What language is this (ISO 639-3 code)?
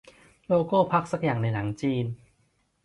tha